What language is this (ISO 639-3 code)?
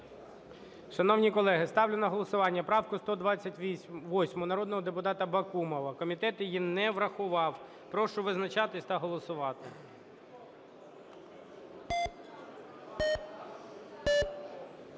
ukr